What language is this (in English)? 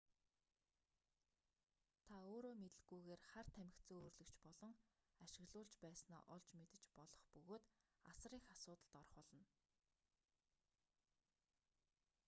Mongolian